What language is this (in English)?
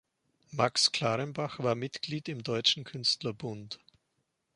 German